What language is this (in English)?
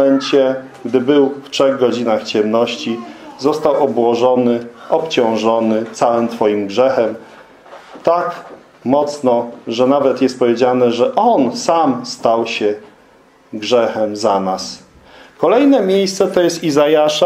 Polish